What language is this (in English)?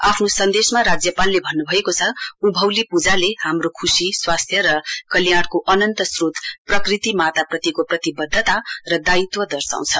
Nepali